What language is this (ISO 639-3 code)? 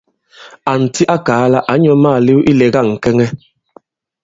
abb